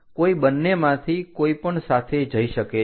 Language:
Gujarati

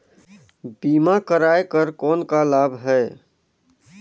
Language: Chhattisgarhi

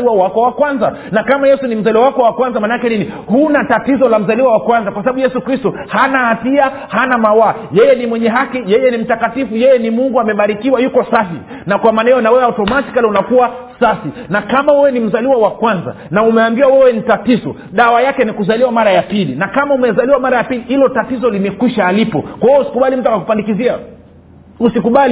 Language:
Swahili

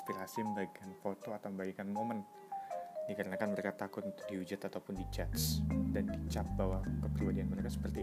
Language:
Indonesian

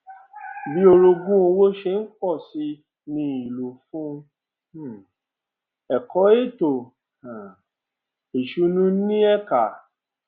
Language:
Yoruba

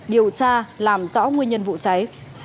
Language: Vietnamese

